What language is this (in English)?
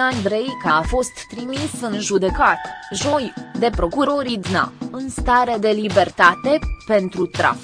Romanian